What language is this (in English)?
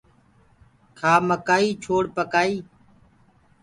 Gurgula